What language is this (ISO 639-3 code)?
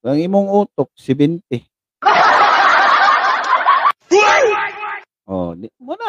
fil